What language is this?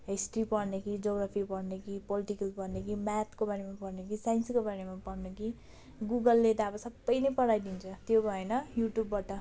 Nepali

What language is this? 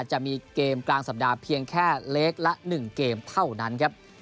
Thai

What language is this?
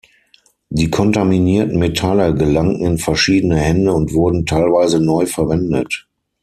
German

